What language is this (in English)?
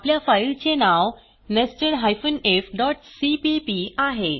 Marathi